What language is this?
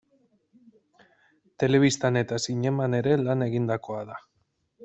Basque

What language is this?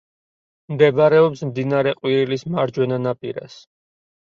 Georgian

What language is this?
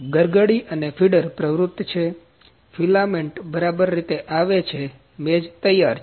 Gujarati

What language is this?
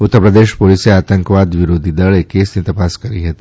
Gujarati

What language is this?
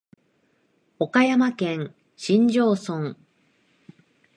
Japanese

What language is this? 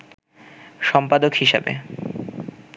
Bangla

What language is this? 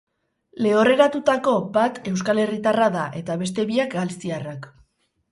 Basque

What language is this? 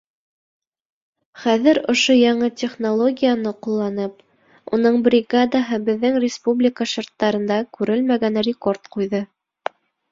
Bashkir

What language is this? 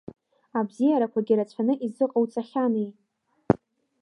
Abkhazian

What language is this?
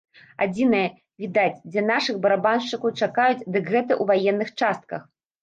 Belarusian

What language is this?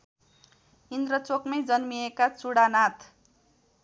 Nepali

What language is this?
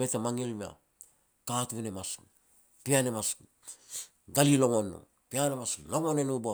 Petats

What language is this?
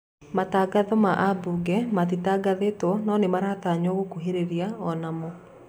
Kikuyu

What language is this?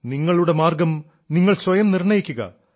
Malayalam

